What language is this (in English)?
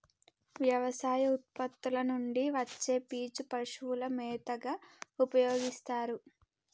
Telugu